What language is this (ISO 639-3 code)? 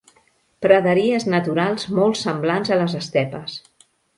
cat